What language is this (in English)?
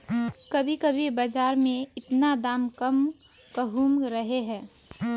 Magahi